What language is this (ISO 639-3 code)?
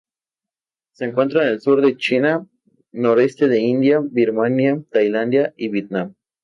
spa